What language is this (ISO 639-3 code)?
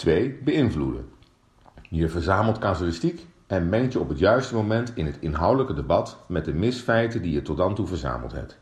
nld